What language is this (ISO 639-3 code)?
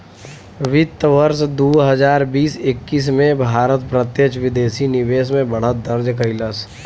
bho